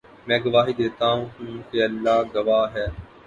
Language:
Urdu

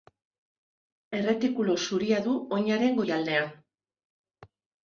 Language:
Basque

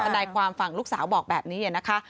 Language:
Thai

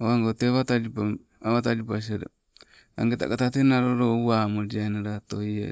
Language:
Sibe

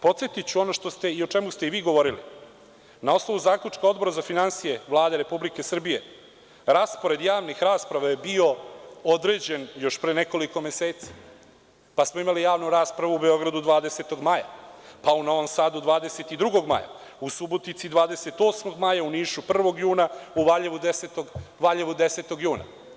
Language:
Serbian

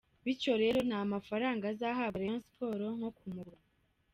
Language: Kinyarwanda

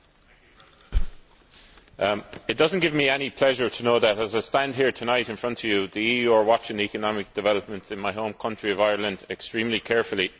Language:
English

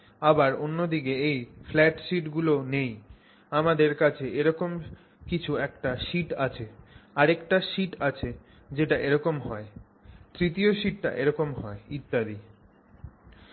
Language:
Bangla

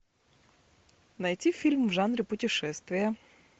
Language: Russian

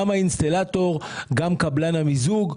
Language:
Hebrew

